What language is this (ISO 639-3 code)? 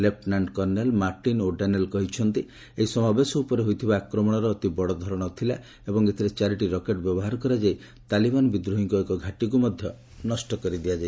ori